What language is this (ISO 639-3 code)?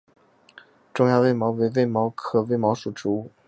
zho